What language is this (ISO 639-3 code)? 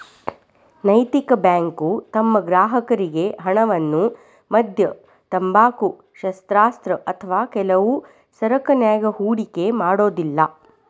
kan